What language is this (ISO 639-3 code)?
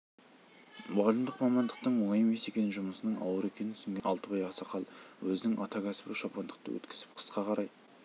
kaz